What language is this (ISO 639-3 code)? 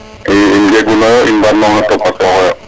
srr